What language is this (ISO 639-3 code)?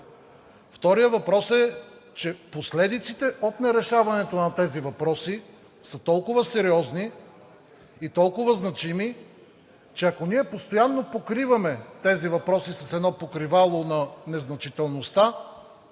bul